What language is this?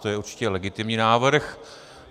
Czech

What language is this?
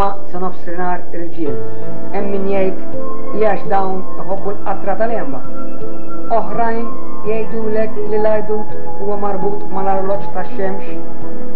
Arabic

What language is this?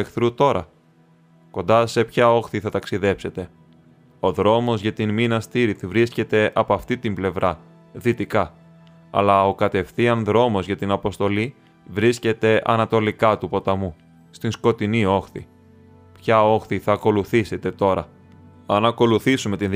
Greek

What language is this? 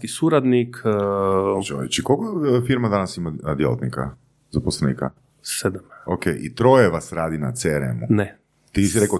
Croatian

